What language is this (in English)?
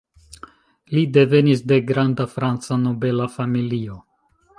Esperanto